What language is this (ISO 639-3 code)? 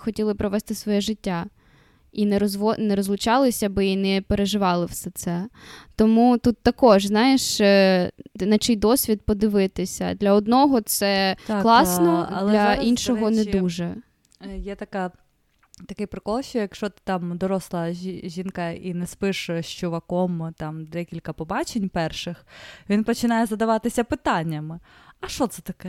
ukr